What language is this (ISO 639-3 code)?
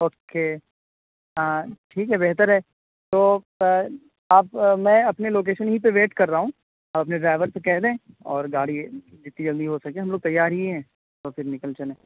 urd